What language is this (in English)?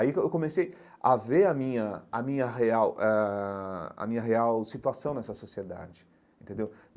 Portuguese